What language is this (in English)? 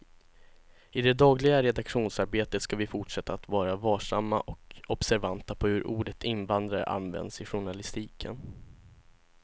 Swedish